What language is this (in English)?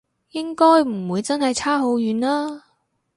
Cantonese